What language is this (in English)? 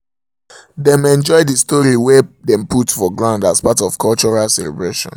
Nigerian Pidgin